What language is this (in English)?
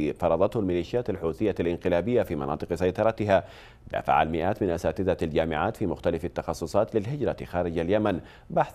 Arabic